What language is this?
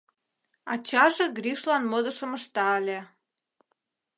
Mari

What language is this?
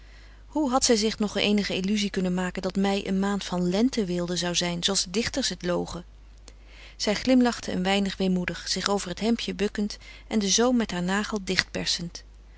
Dutch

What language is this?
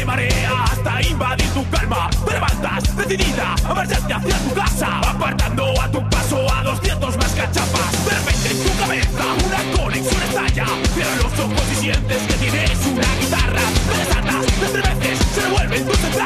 Spanish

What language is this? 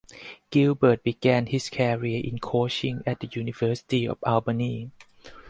English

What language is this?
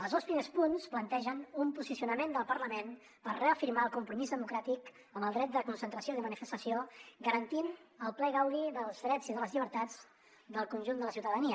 Catalan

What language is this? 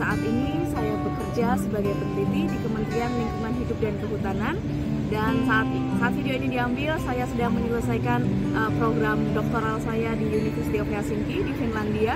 Indonesian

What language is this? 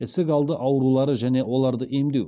Kazakh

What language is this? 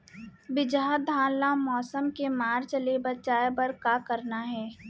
Chhattisgarhi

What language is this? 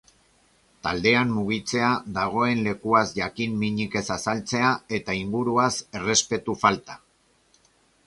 Basque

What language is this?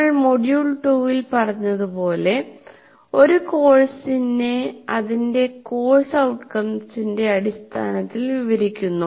Malayalam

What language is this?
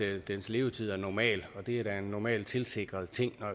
Danish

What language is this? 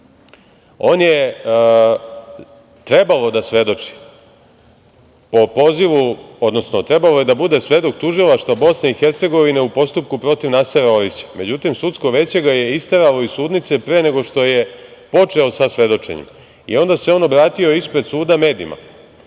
Serbian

